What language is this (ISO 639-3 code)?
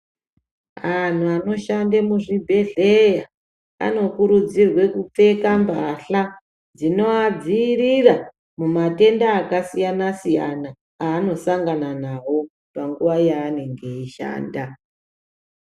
ndc